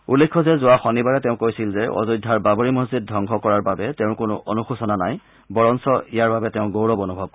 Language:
Assamese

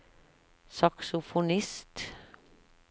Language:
Norwegian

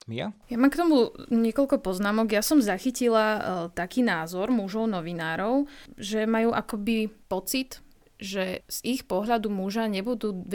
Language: Slovak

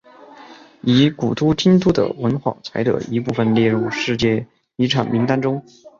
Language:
Chinese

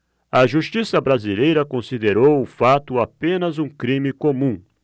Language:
Portuguese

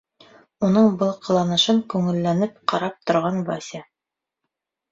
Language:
Bashkir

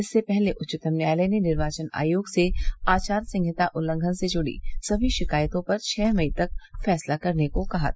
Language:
Hindi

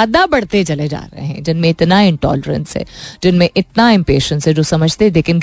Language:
Hindi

